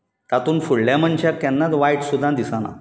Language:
Konkani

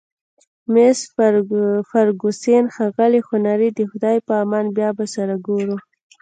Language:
Pashto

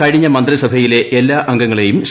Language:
Malayalam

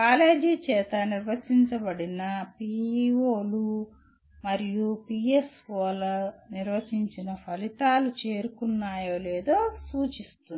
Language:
Telugu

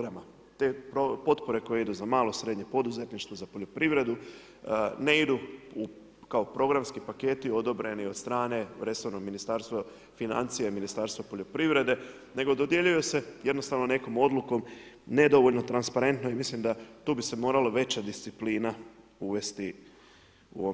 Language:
Croatian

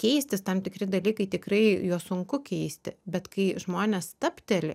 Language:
Lithuanian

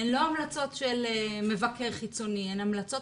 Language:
Hebrew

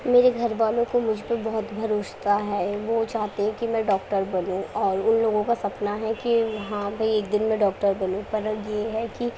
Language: Urdu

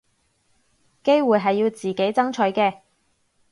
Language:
Cantonese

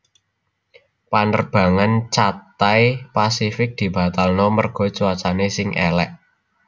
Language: Javanese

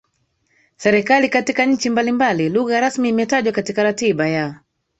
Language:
Swahili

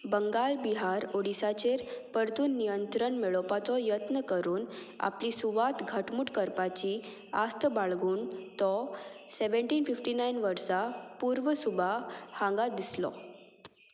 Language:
Konkani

